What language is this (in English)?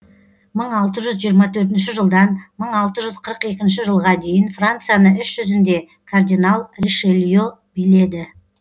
Kazakh